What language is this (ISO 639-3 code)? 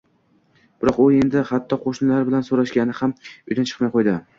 uzb